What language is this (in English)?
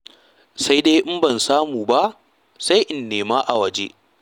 Hausa